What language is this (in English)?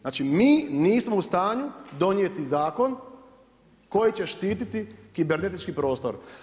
Croatian